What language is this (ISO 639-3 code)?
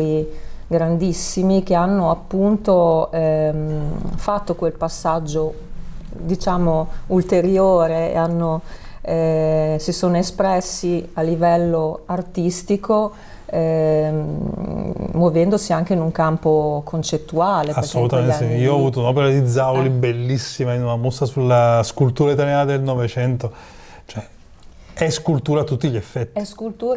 ita